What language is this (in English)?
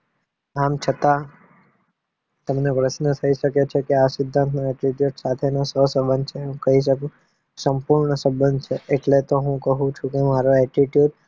Gujarati